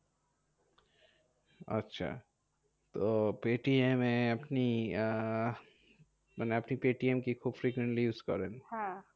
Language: Bangla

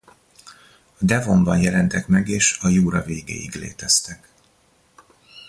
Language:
Hungarian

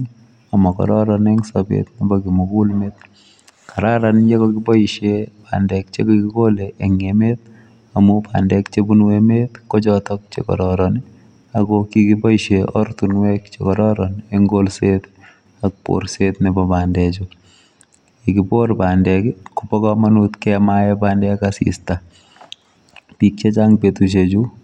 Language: Kalenjin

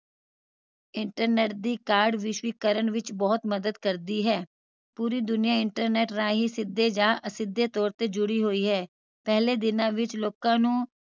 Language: Punjabi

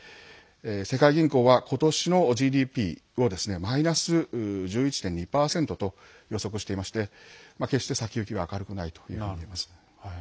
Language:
Japanese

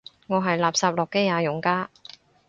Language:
Cantonese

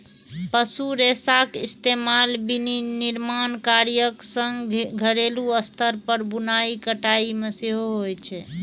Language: Maithili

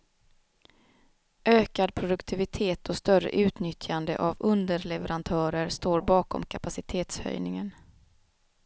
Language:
Swedish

